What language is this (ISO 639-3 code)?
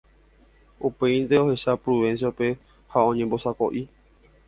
grn